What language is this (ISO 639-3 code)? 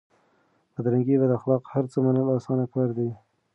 pus